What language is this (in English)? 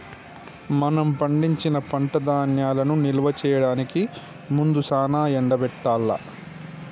Telugu